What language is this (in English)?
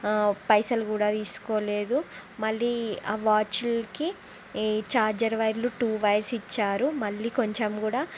Telugu